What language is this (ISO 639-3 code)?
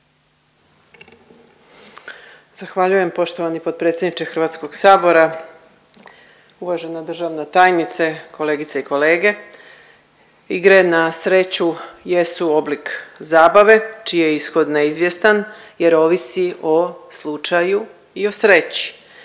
hrv